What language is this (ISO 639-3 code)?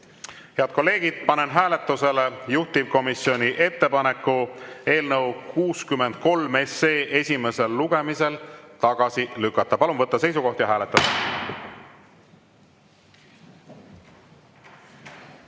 est